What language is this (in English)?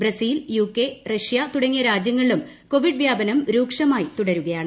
Malayalam